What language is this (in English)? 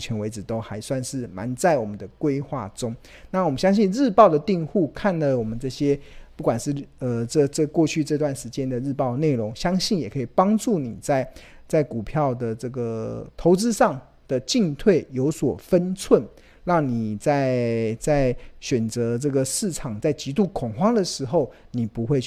Chinese